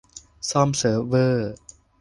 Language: Thai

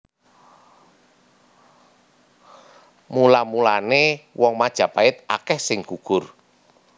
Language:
Javanese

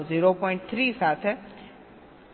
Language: Gujarati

